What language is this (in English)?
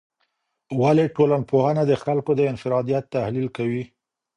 Pashto